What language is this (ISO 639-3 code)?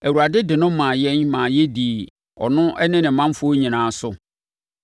aka